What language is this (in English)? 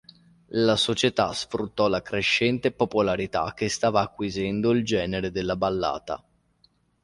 Italian